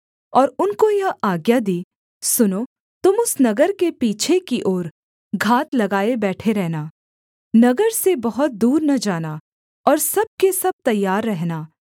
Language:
Hindi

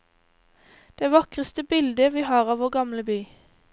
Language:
Norwegian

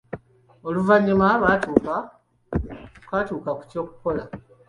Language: Ganda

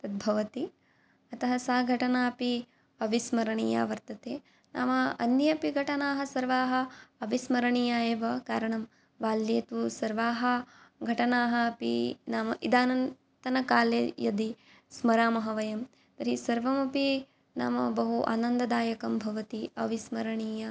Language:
Sanskrit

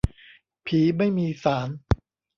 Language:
Thai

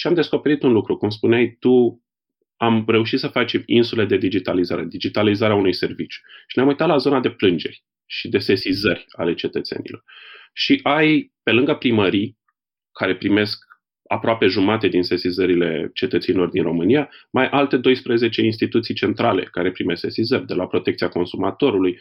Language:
Romanian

